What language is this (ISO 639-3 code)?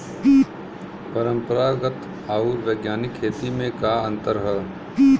bho